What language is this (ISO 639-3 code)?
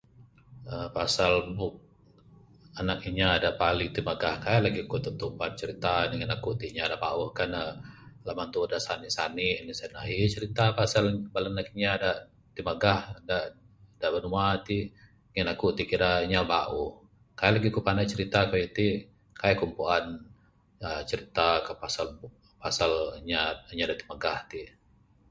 sdo